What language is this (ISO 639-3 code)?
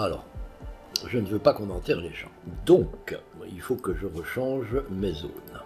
fra